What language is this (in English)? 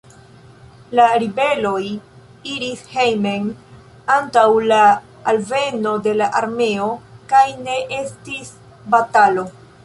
Esperanto